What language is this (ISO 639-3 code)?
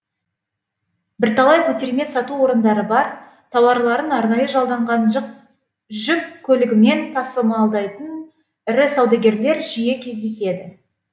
kaz